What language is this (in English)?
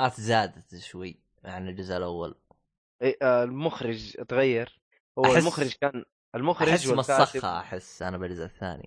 Arabic